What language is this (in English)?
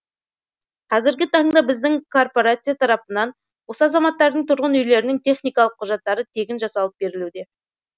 Kazakh